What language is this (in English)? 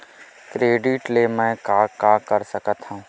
Chhattisgarhi